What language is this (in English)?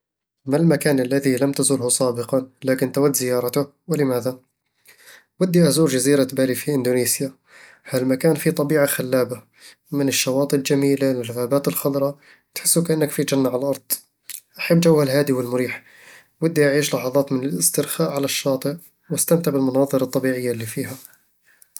Eastern Egyptian Bedawi Arabic